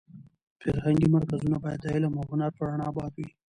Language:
Pashto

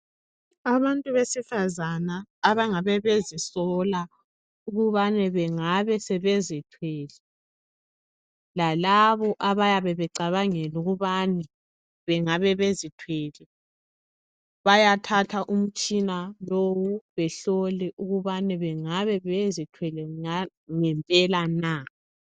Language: North Ndebele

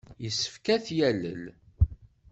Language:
Kabyle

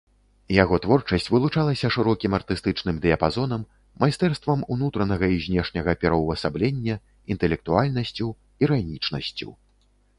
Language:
Belarusian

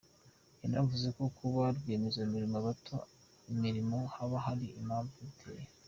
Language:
Kinyarwanda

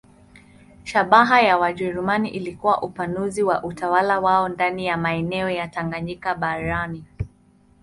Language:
Swahili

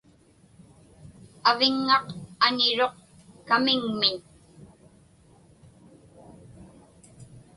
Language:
Inupiaq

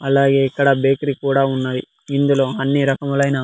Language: Telugu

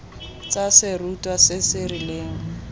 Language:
Tswana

